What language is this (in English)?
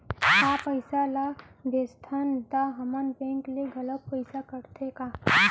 Chhattisgarhi